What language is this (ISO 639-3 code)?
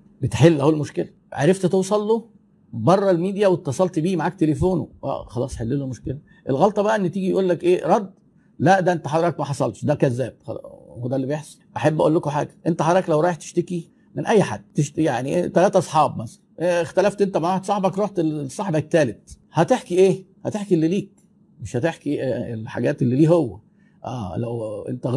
ara